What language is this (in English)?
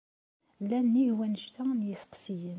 Kabyle